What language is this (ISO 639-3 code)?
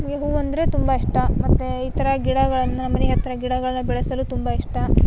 kan